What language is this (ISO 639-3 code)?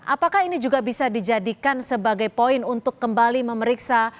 ind